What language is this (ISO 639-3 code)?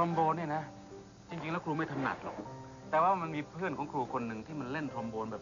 tha